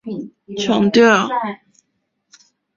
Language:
Chinese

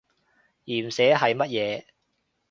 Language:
Cantonese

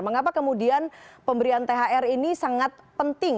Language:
Indonesian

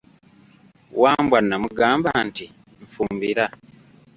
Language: Ganda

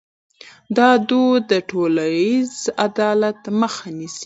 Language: Pashto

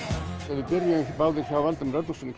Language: Icelandic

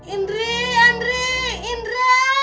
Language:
Indonesian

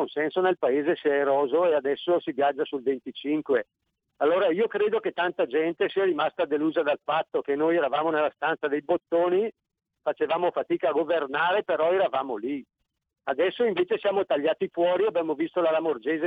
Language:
Italian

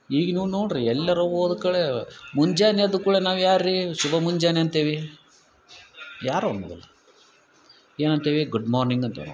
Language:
Kannada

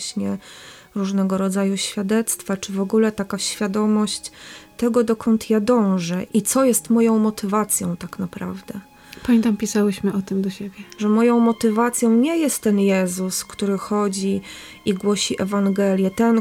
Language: Polish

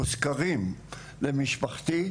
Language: Hebrew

